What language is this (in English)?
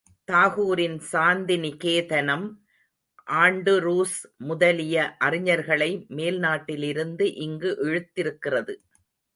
Tamil